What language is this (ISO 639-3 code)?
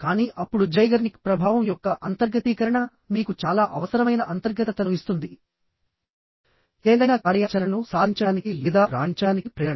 tel